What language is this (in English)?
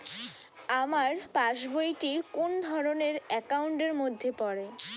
Bangla